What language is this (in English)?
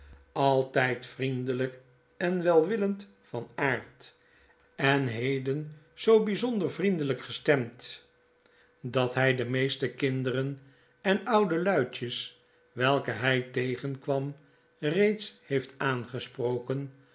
Dutch